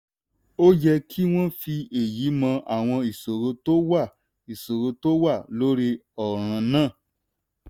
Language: Yoruba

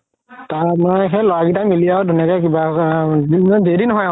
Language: Assamese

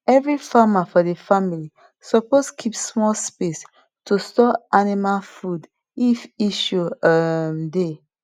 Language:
Nigerian Pidgin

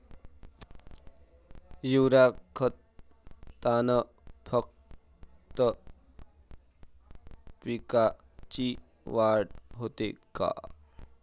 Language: Marathi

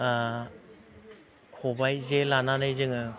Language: Bodo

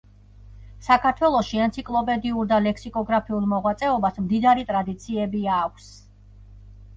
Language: Georgian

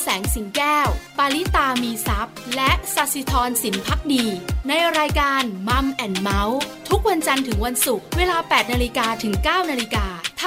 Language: Thai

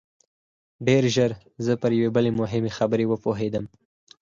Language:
Pashto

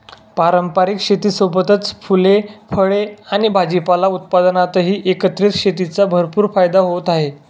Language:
Marathi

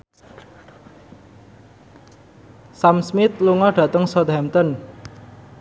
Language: Javanese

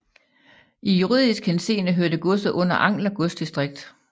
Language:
Danish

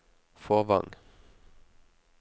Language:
Norwegian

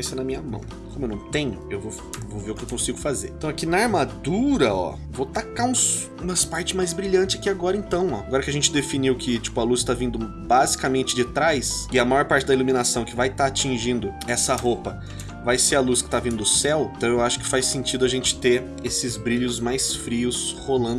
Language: Portuguese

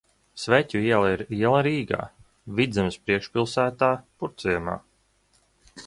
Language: Latvian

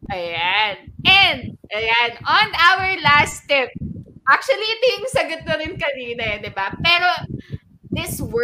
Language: Filipino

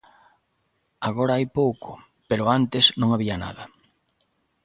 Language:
Galician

